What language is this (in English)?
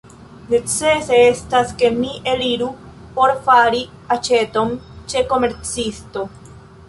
Esperanto